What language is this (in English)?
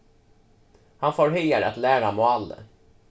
Faroese